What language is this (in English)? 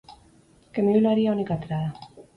Basque